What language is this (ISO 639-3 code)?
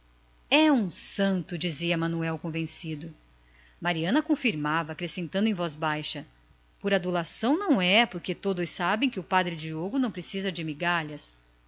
por